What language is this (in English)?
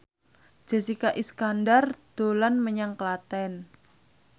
Javanese